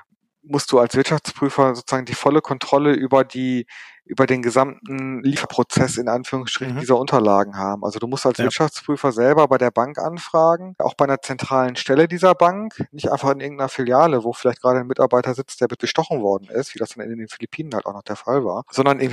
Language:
German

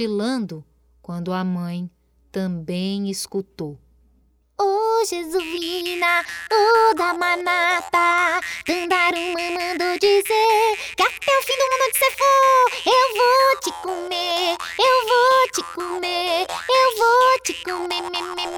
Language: Portuguese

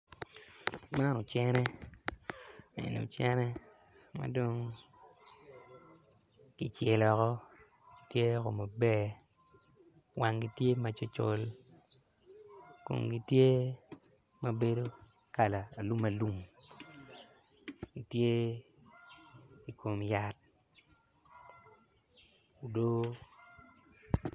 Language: Acoli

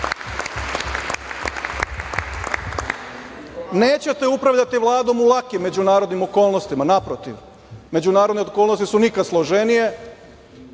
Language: Serbian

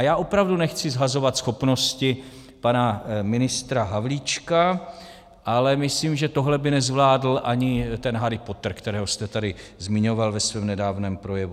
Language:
Czech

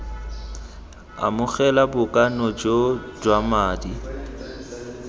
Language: Tswana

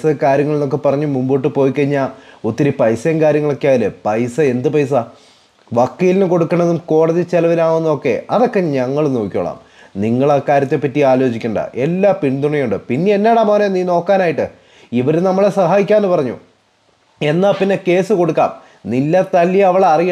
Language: Malayalam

